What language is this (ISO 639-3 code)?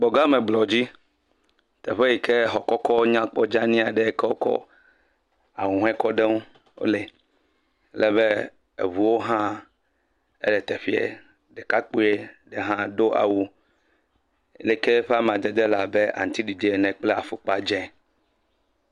ewe